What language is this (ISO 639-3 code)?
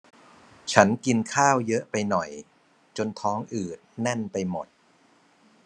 tha